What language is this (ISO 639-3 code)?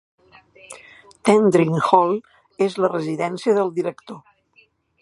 cat